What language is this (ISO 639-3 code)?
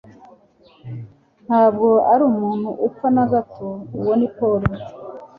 kin